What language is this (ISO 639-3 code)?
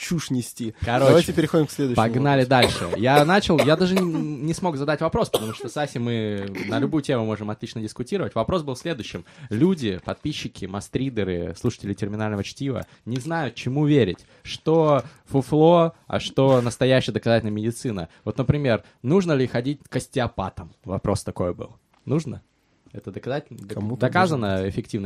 rus